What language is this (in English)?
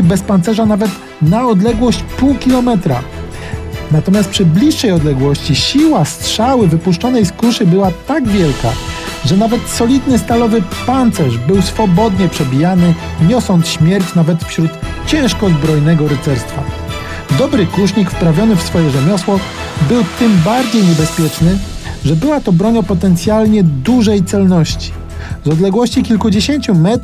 Polish